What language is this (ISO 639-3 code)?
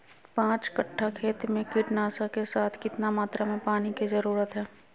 mag